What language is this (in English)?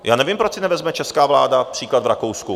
Czech